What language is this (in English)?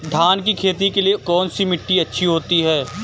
Hindi